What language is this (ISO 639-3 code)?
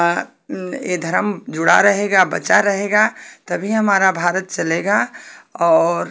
hin